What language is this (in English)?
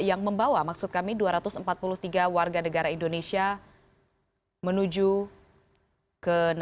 Indonesian